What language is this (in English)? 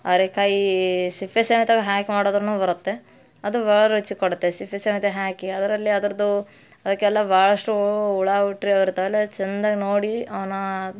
Kannada